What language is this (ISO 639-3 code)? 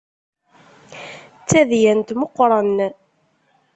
kab